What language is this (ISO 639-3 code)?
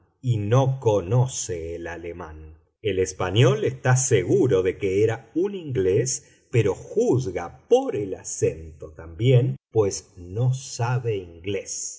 spa